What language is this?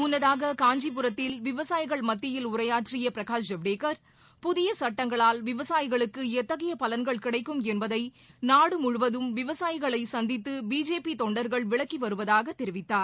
Tamil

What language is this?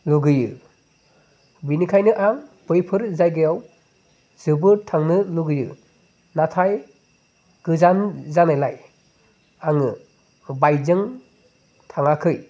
Bodo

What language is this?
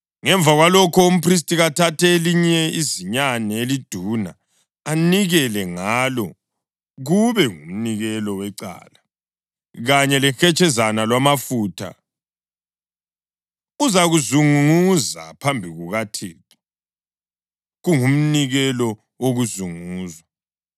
North Ndebele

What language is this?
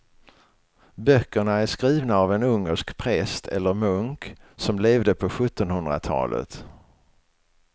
Swedish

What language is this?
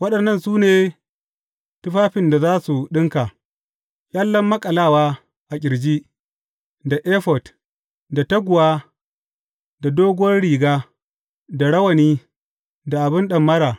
Hausa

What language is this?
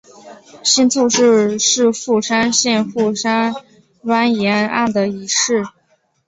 Chinese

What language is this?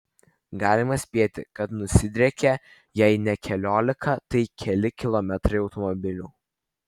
Lithuanian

